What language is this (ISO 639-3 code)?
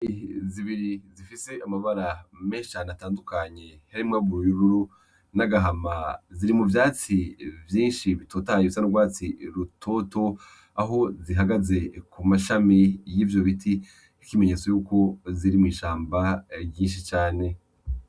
run